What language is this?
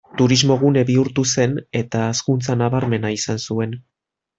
Basque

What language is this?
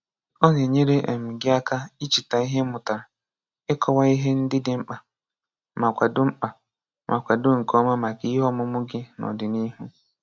Igbo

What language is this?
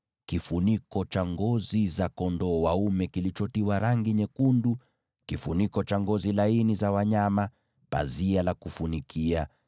Swahili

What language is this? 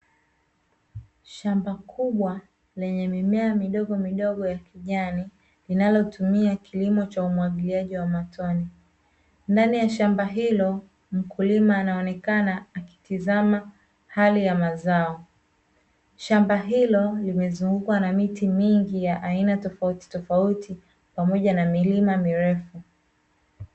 Swahili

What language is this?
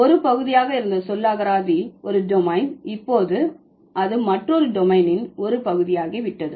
Tamil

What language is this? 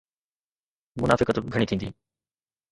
Sindhi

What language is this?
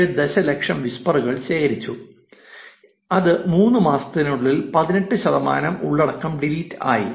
Malayalam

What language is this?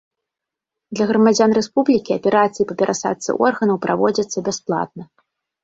Belarusian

